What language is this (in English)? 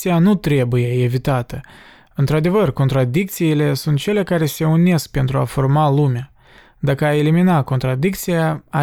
Romanian